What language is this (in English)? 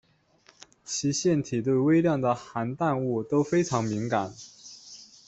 Chinese